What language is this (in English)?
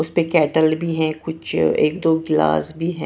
Hindi